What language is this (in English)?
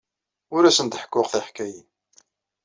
Kabyle